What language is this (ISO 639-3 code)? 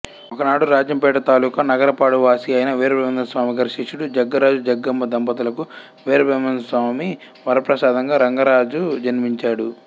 tel